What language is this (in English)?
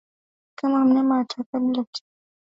Swahili